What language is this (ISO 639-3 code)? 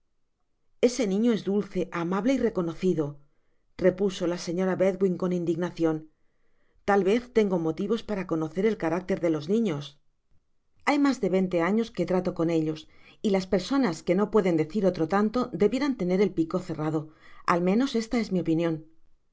spa